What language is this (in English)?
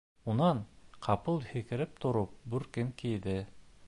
Bashkir